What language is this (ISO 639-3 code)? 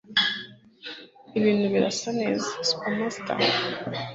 kin